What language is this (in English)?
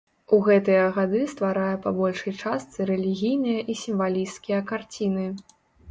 Belarusian